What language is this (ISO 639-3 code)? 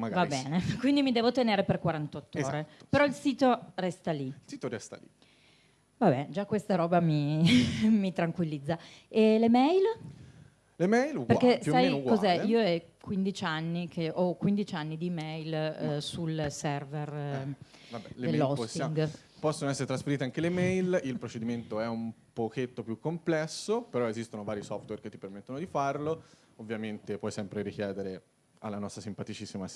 ita